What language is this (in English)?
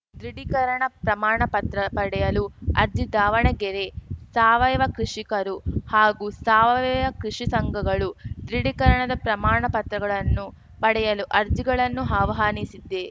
Kannada